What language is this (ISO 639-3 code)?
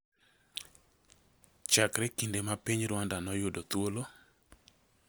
luo